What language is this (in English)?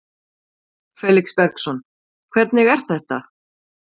Icelandic